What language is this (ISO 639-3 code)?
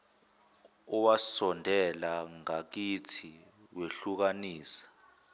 zul